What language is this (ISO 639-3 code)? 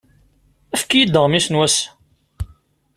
kab